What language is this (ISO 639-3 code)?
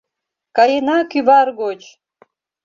chm